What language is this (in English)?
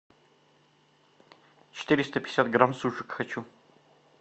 Russian